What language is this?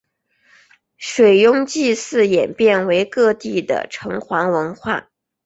Chinese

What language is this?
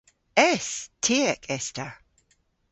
Cornish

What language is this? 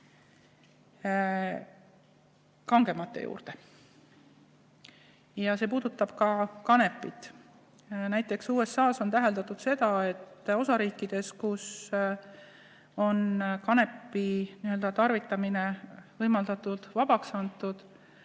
Estonian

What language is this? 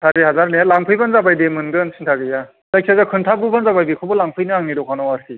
Bodo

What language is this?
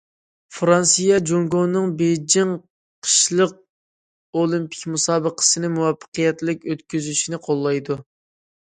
Uyghur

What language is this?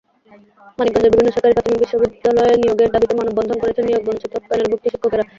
Bangla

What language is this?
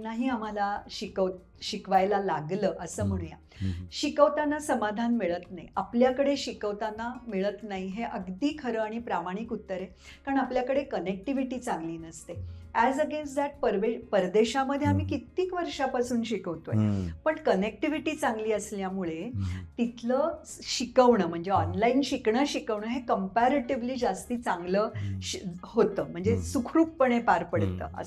Marathi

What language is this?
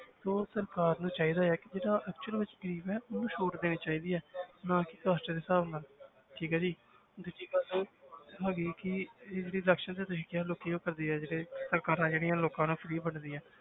Punjabi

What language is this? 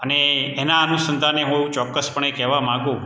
Gujarati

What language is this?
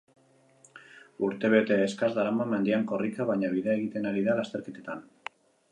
Basque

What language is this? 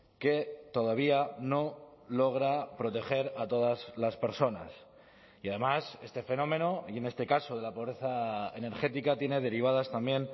Spanish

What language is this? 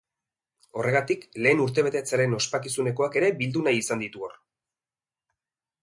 Basque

